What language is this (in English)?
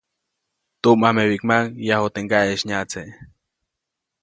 Copainalá Zoque